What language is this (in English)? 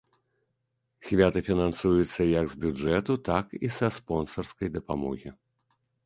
Belarusian